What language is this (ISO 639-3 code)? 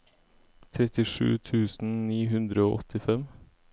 nor